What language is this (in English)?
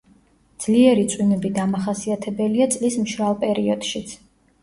Georgian